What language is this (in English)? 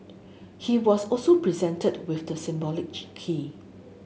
English